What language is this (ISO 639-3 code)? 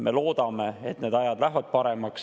est